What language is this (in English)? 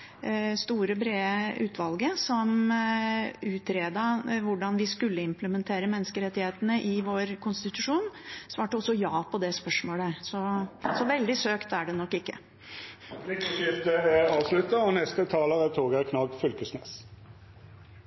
Norwegian